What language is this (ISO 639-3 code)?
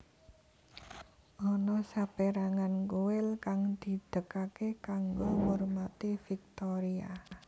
jav